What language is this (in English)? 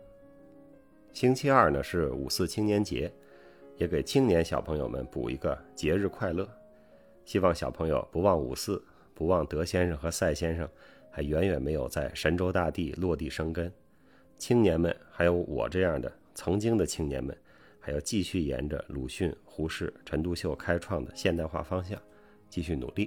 Chinese